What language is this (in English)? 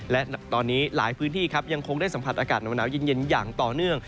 Thai